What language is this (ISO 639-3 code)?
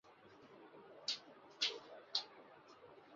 urd